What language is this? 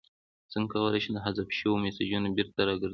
Pashto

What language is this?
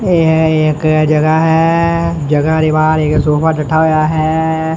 Punjabi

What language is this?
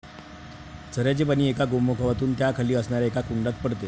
Marathi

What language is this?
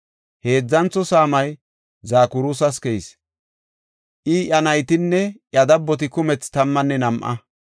Gofa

